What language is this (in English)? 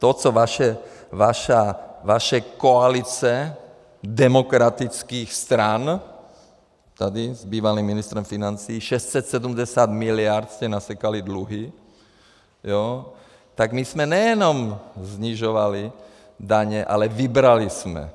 Czech